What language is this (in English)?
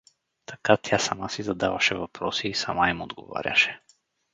Bulgarian